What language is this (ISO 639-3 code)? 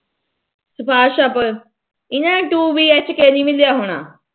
pan